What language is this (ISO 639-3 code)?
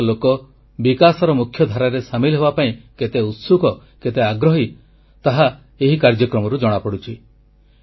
ori